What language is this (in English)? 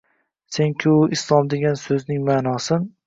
Uzbek